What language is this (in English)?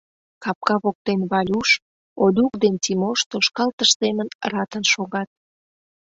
Mari